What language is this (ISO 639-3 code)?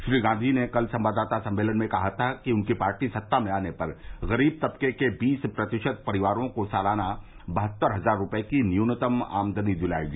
hin